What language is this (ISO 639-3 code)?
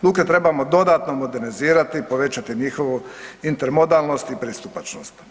hrv